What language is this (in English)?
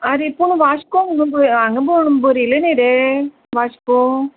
Konkani